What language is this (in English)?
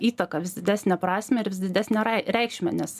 Lithuanian